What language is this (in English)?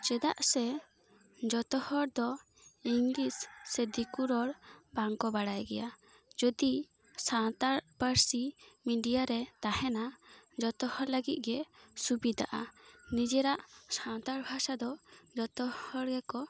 Santali